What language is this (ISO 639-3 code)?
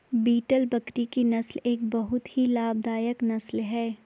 hin